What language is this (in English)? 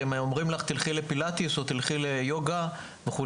Hebrew